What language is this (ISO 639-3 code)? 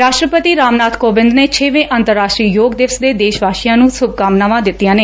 pan